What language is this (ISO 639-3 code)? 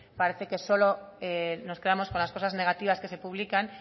spa